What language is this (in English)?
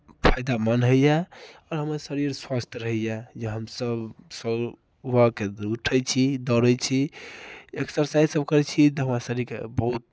Maithili